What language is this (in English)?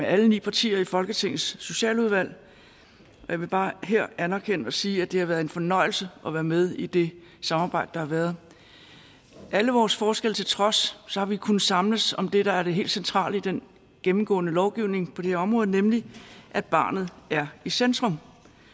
Danish